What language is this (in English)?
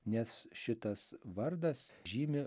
Lithuanian